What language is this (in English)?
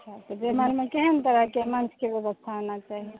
Maithili